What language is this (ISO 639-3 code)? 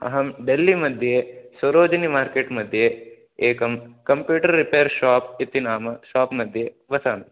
san